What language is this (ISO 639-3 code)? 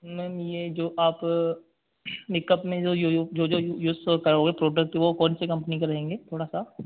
hin